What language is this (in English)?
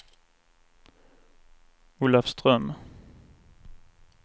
Swedish